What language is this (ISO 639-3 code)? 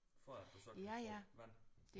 dan